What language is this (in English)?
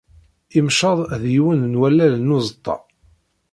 Kabyle